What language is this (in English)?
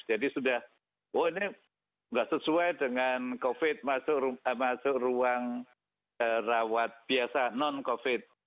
Indonesian